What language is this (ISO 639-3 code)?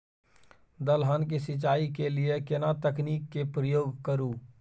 mai